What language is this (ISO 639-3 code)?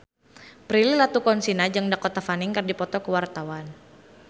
sun